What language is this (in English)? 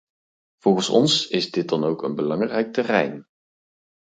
Dutch